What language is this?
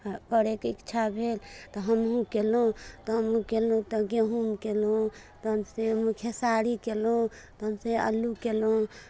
Maithili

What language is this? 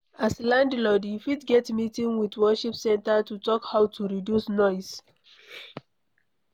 Nigerian Pidgin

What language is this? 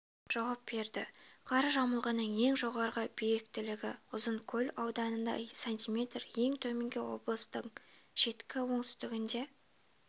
Kazakh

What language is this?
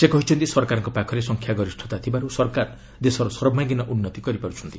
Odia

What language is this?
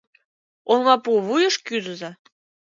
Mari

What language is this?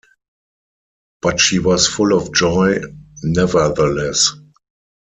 English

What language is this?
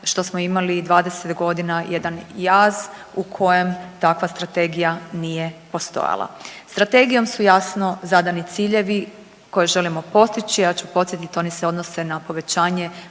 Croatian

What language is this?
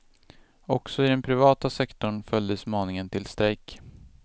Swedish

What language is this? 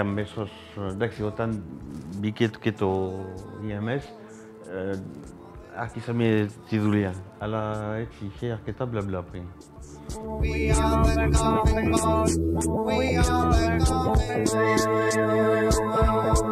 Greek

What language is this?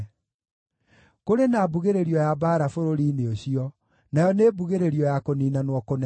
Kikuyu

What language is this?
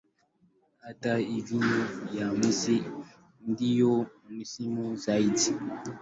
Swahili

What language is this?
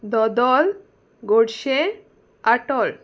Konkani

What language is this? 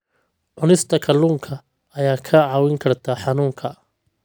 Somali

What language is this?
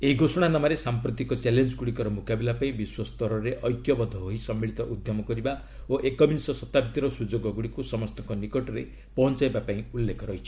Odia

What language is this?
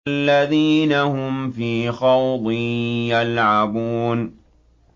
Arabic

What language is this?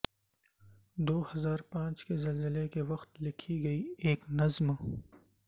Urdu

